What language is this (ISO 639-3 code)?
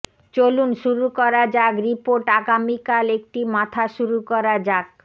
ben